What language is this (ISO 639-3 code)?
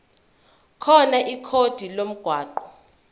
zul